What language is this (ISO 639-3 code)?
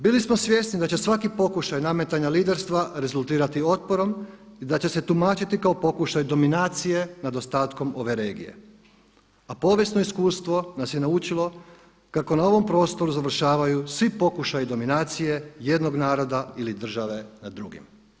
hrv